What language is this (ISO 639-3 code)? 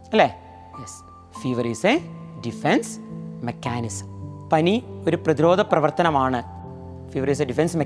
mal